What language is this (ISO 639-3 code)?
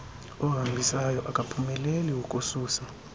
xho